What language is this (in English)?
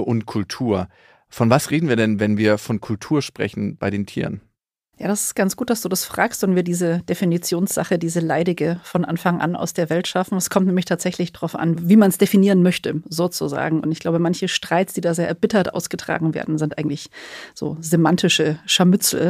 German